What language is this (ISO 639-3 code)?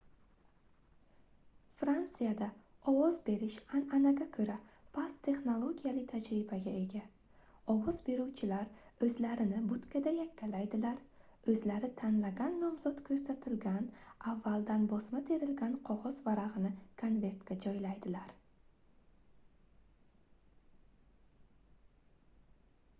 uzb